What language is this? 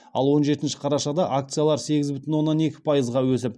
Kazakh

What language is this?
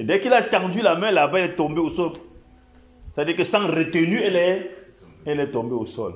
French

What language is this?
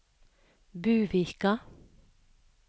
Norwegian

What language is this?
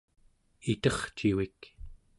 Central Yupik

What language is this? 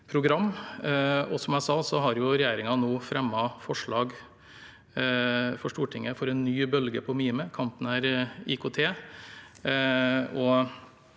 Norwegian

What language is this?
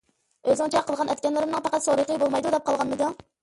Uyghur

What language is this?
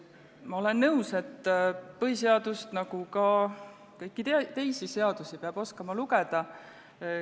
Estonian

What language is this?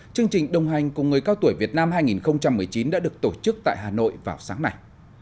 Vietnamese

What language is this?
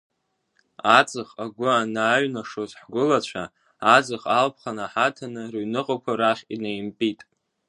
Abkhazian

